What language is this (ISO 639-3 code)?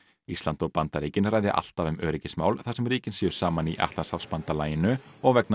isl